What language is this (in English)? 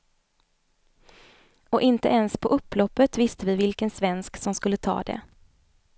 Swedish